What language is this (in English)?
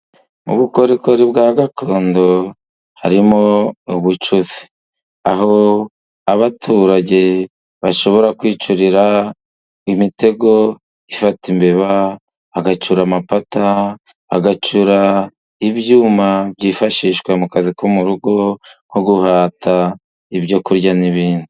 Kinyarwanda